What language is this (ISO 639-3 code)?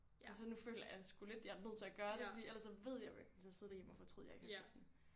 dan